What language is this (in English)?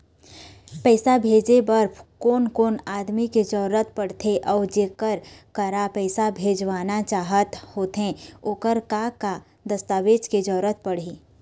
Chhattisgarhi